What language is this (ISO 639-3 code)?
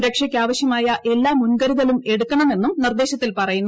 mal